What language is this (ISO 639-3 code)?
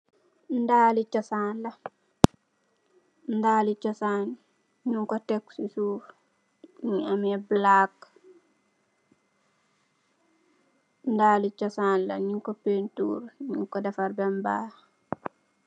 wol